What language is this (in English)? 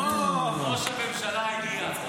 Hebrew